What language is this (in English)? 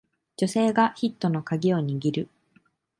Japanese